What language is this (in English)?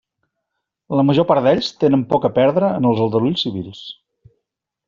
Catalan